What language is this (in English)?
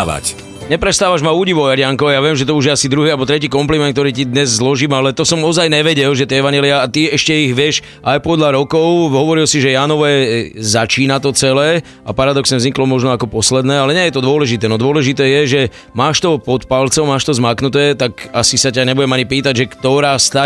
Slovak